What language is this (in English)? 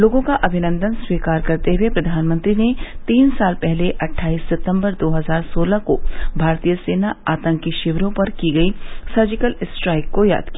Hindi